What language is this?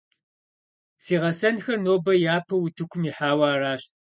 Kabardian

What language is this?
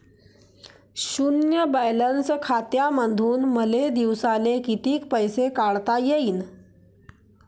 Marathi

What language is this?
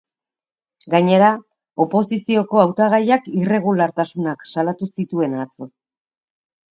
Basque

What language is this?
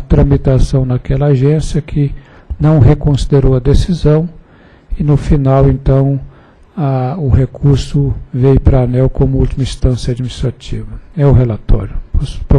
Portuguese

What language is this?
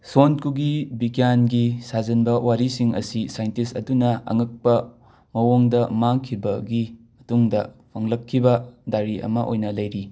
Manipuri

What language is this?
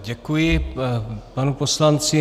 Czech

